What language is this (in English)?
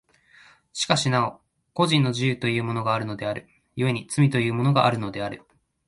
Japanese